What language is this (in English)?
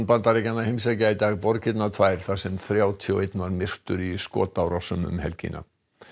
Icelandic